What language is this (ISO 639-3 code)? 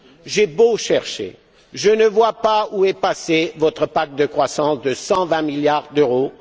fra